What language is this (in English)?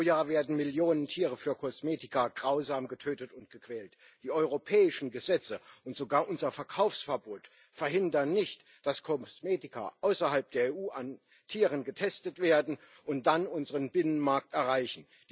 German